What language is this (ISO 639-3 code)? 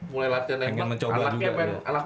ind